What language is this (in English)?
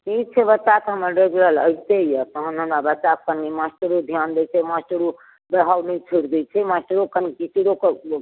Maithili